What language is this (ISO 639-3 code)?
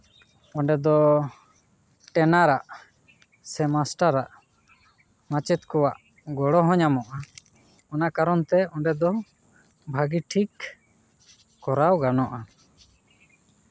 sat